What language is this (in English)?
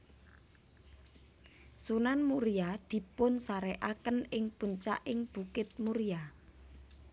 Javanese